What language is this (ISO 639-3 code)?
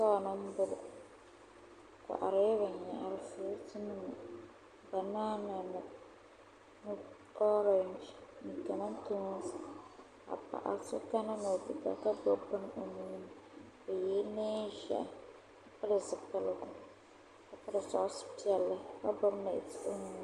dag